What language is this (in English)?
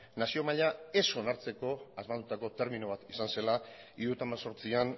Basque